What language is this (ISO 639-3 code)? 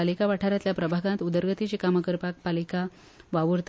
kok